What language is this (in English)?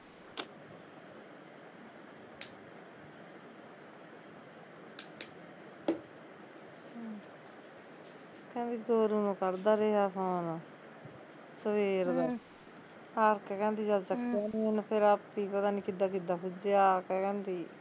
Punjabi